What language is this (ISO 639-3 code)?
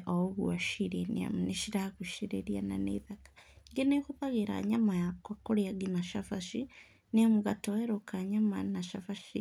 kik